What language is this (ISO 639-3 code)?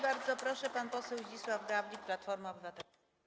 pol